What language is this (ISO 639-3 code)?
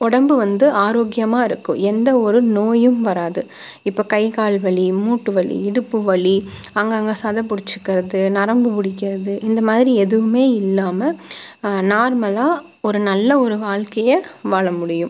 tam